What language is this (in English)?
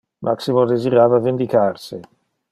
Interlingua